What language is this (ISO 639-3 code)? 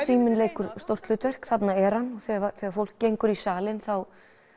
isl